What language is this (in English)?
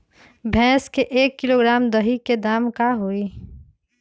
Magahi